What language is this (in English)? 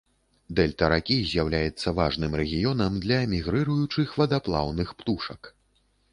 Belarusian